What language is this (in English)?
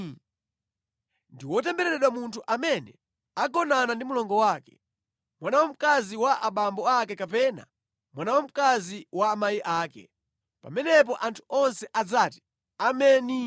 Nyanja